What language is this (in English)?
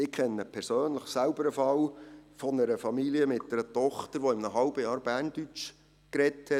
Swiss German